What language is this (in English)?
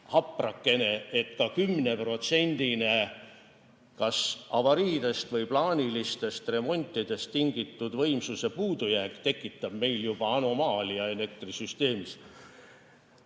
Estonian